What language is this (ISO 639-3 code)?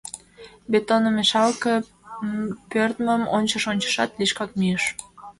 chm